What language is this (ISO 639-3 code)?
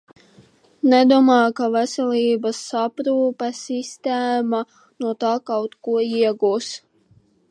lav